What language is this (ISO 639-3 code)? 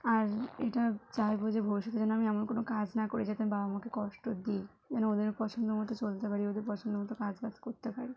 ben